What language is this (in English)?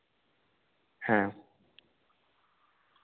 Santali